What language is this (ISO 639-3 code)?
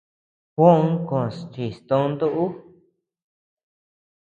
cux